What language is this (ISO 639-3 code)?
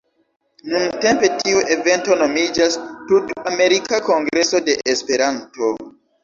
epo